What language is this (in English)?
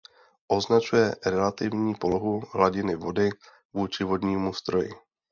Czech